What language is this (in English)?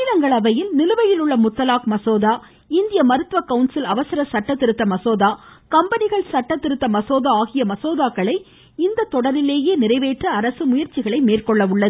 Tamil